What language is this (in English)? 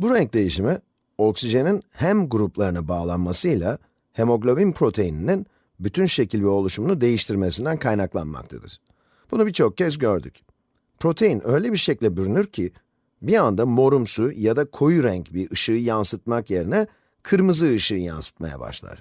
Turkish